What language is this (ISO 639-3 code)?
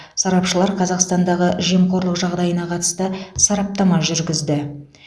kaz